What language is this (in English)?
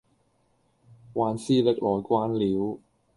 Cantonese